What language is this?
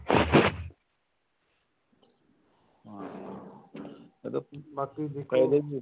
Punjabi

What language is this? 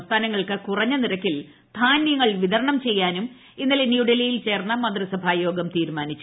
Malayalam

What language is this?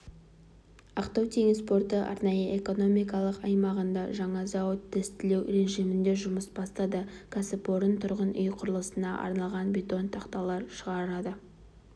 Kazakh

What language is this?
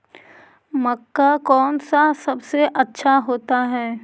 Magahi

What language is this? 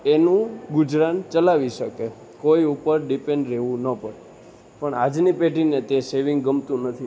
Gujarati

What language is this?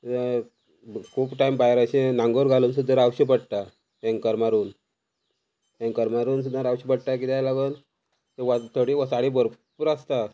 Konkani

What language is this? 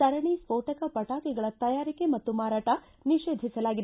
Kannada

